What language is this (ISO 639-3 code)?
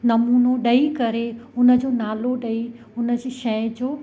snd